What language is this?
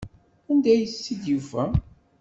Kabyle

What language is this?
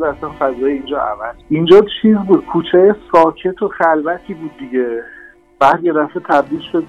Persian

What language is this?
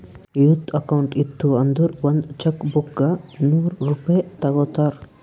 Kannada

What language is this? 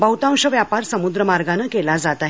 Marathi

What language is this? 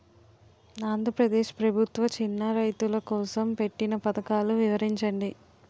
Telugu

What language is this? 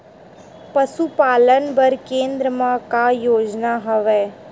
Chhattisgarhi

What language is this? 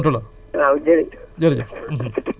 Wolof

